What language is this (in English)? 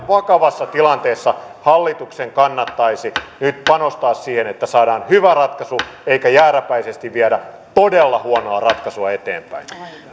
Finnish